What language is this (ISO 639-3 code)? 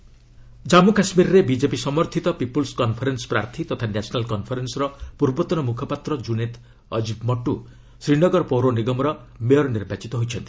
ori